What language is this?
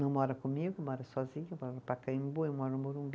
Portuguese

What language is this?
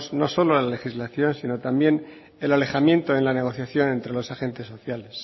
Spanish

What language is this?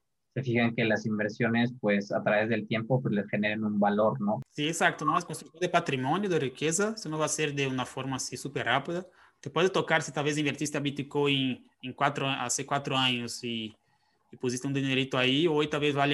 Spanish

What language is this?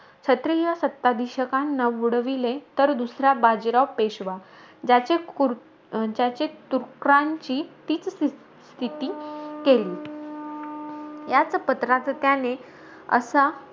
Marathi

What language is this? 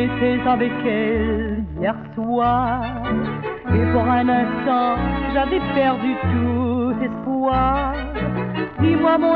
French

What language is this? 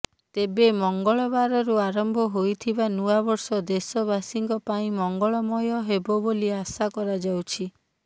Odia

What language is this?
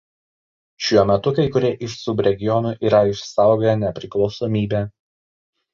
Lithuanian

